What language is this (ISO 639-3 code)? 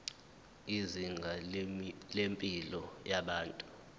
zul